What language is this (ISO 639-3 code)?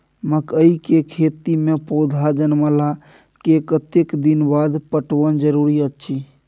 mai